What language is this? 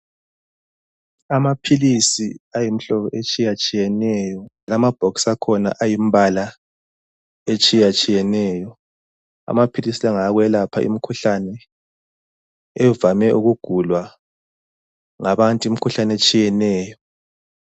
North Ndebele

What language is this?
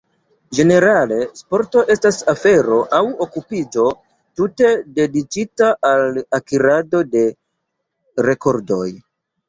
Esperanto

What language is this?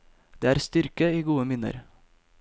Norwegian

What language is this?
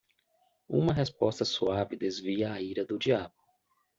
Portuguese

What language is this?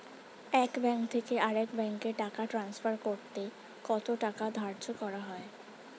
Bangla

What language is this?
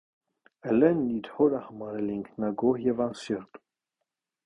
Armenian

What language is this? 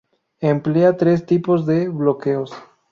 Spanish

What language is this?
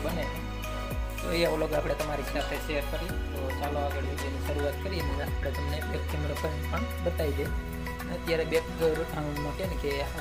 Gujarati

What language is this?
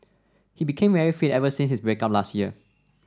English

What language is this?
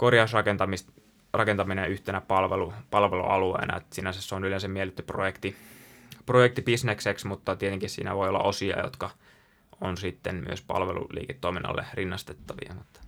Finnish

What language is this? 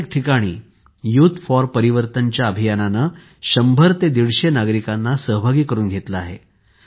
Marathi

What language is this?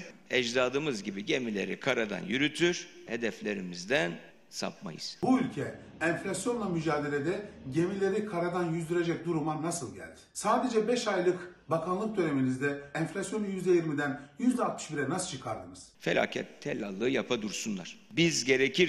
Turkish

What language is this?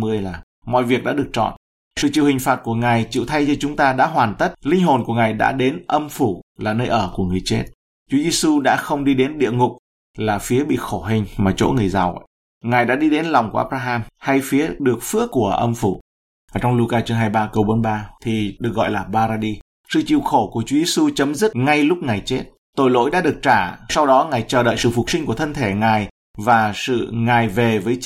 Vietnamese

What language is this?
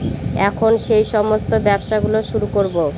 Bangla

